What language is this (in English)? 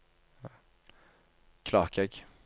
Norwegian